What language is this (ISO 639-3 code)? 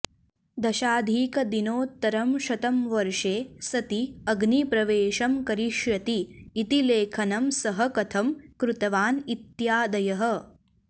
san